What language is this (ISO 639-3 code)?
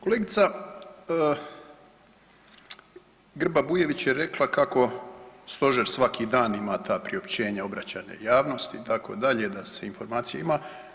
hrv